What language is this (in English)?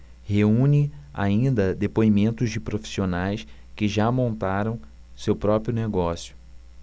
Portuguese